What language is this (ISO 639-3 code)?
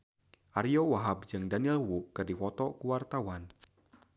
sun